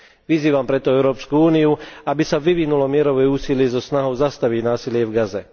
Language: Slovak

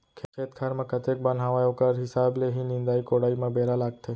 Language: Chhattisgarhi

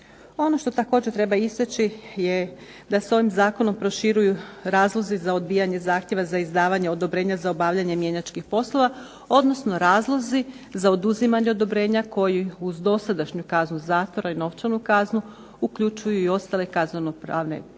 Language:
Croatian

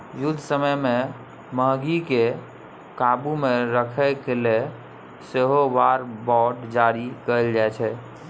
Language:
Maithili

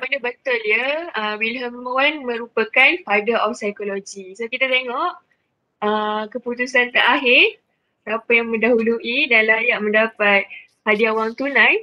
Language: Malay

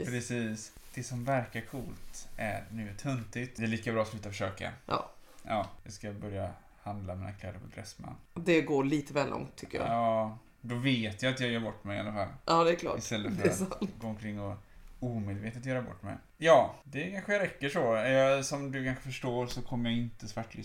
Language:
Swedish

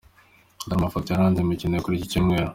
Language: Kinyarwanda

